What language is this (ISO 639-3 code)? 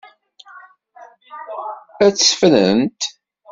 kab